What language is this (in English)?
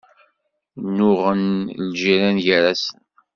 Kabyle